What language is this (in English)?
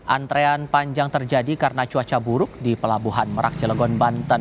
Indonesian